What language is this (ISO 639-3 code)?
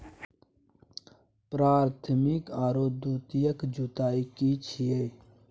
mai